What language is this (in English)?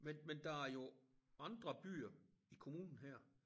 Danish